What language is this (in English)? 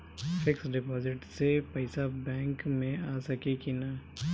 Bhojpuri